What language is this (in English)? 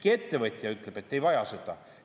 Estonian